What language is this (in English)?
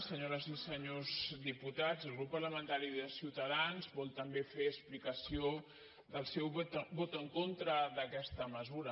Catalan